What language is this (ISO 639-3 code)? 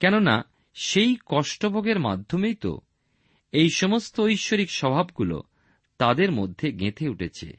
ben